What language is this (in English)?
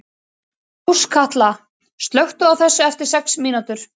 Icelandic